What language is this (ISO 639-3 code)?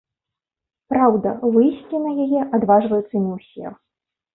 bel